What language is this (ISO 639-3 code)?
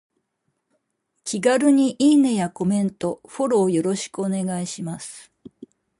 jpn